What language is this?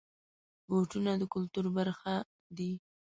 Pashto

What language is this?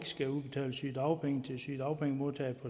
Danish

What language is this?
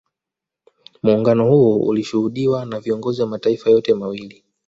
Swahili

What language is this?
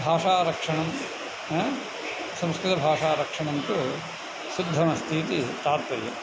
Sanskrit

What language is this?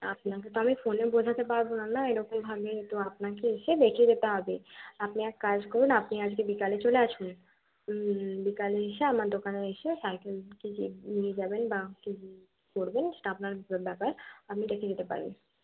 Bangla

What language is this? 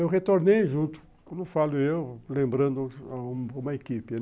Portuguese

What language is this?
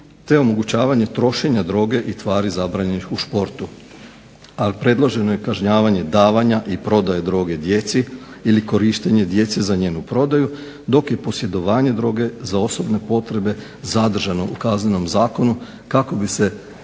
Croatian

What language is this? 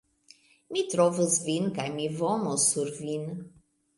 Esperanto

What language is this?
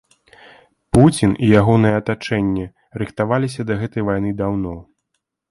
Belarusian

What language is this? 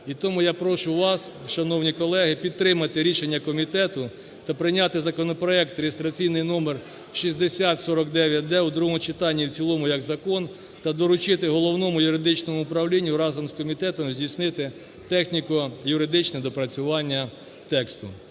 Ukrainian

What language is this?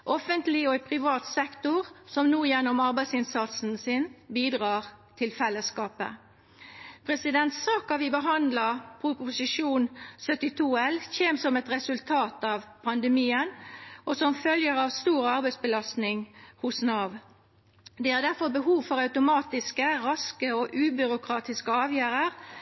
Norwegian Nynorsk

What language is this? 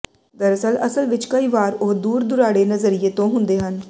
Punjabi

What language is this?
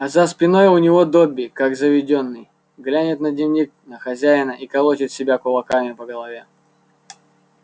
Russian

